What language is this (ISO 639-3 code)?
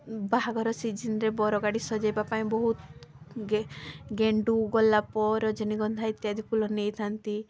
ori